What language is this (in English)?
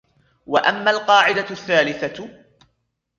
Arabic